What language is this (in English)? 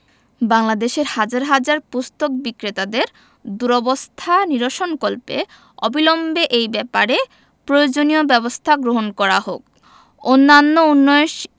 Bangla